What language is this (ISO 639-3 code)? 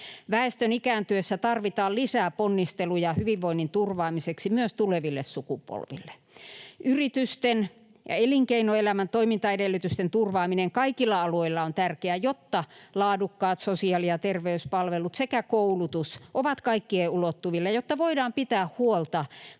fin